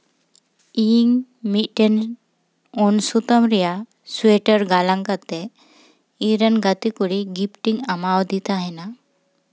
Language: Santali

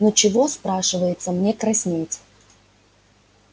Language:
Russian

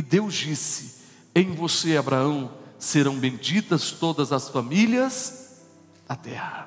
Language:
Portuguese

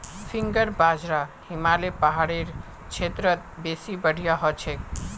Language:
Magahi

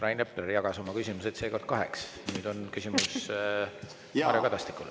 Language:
Estonian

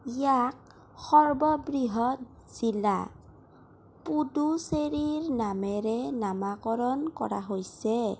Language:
Assamese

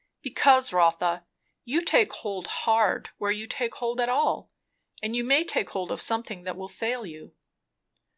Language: English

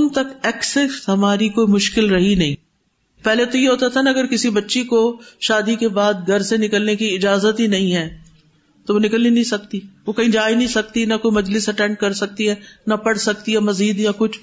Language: Urdu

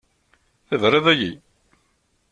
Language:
Kabyle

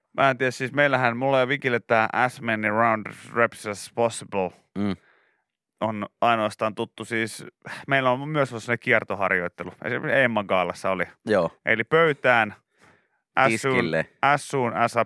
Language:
Finnish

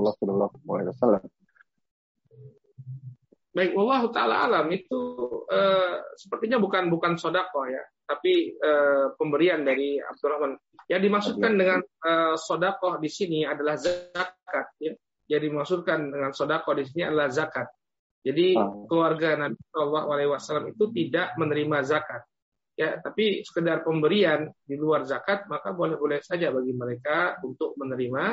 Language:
Indonesian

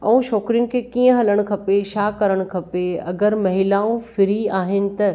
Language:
Sindhi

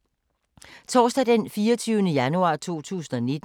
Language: Danish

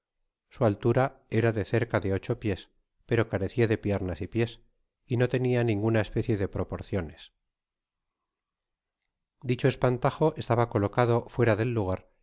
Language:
Spanish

